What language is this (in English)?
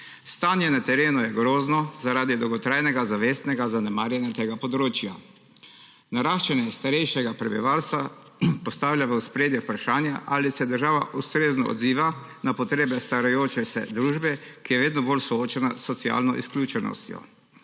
Slovenian